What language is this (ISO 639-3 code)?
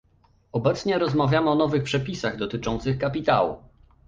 pol